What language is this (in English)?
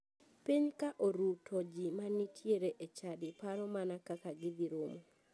Luo (Kenya and Tanzania)